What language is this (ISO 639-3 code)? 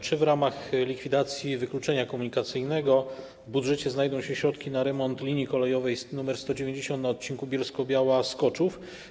pol